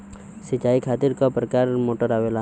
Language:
Bhojpuri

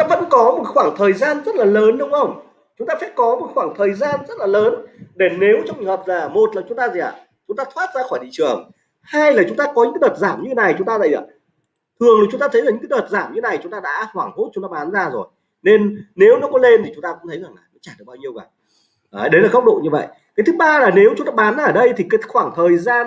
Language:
Vietnamese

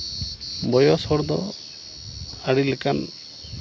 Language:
Santali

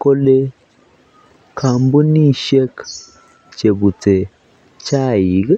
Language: Kalenjin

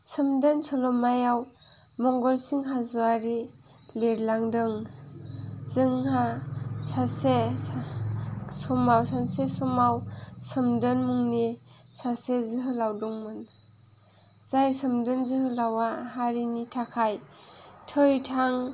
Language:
Bodo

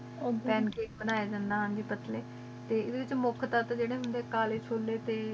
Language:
Punjabi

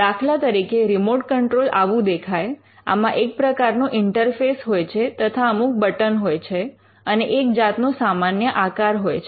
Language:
Gujarati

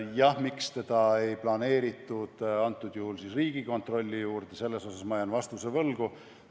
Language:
Estonian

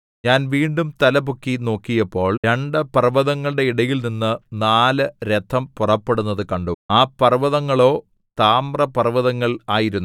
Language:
Malayalam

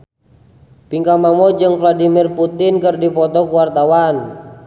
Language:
Sundanese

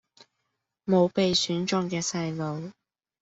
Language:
Cantonese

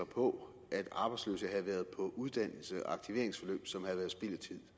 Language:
Danish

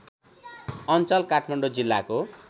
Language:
Nepali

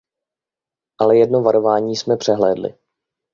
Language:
Czech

